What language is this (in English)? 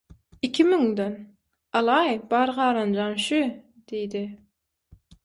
Turkmen